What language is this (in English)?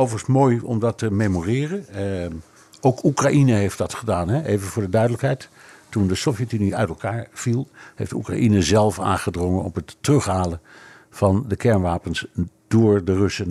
Dutch